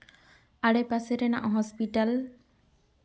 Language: Santali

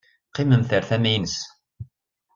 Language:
Kabyle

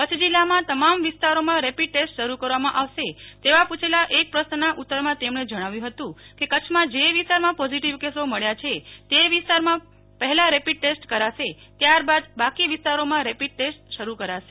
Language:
Gujarati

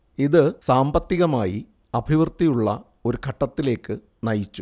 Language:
Malayalam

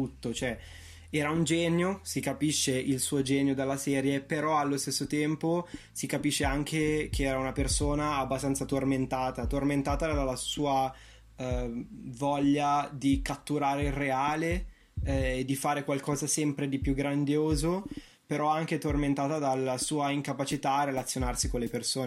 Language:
Italian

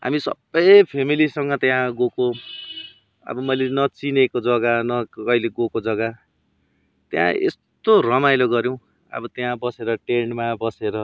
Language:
Nepali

